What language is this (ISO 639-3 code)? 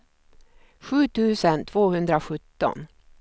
swe